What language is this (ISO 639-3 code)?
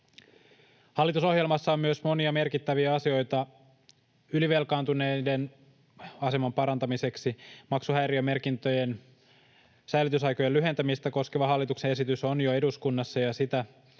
fin